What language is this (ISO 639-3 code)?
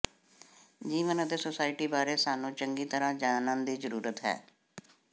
pan